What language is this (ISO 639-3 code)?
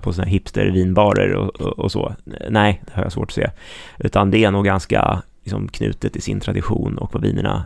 swe